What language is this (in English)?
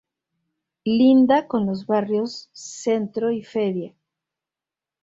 Spanish